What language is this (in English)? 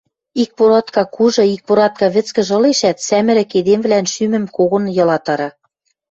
Western Mari